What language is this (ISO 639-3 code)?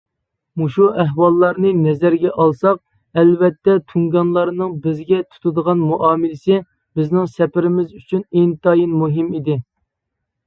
uig